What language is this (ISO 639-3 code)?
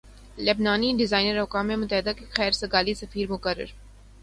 urd